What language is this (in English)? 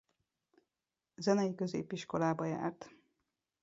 Hungarian